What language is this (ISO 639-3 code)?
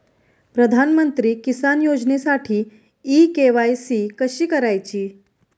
mar